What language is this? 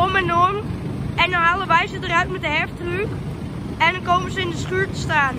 Dutch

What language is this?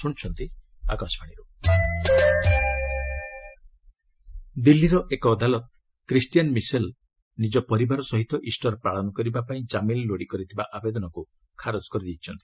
Odia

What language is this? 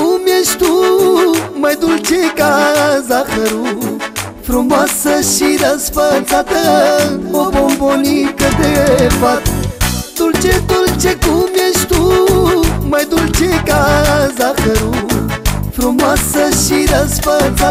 Romanian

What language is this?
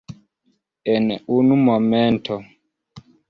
Esperanto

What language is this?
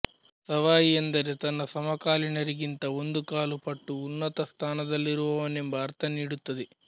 Kannada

